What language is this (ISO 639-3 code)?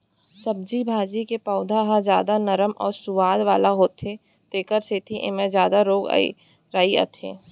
hne